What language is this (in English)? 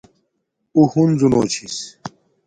Domaaki